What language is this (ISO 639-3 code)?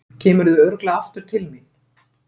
isl